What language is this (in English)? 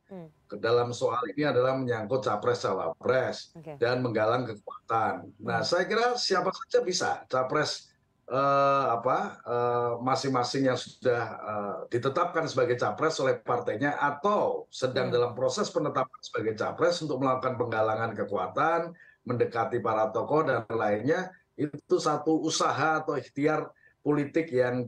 Indonesian